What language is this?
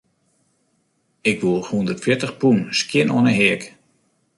Western Frisian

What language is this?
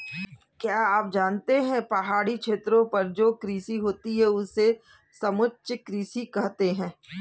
Hindi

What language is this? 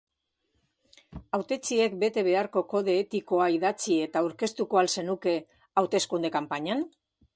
Basque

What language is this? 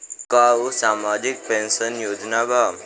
Bhojpuri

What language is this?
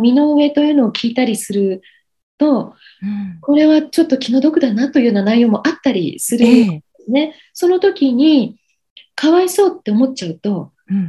Japanese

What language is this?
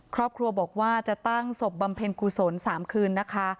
Thai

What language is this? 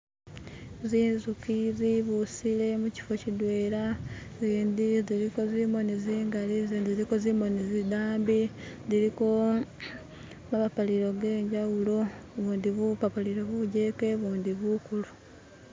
Masaaba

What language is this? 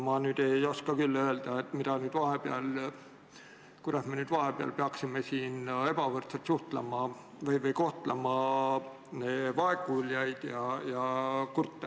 Estonian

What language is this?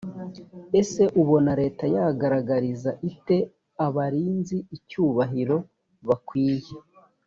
Kinyarwanda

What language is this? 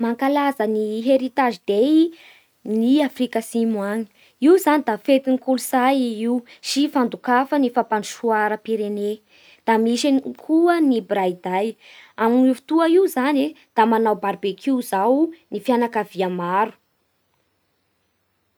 Bara Malagasy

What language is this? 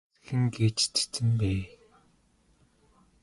Mongolian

